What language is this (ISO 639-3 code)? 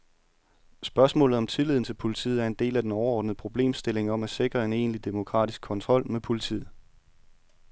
dan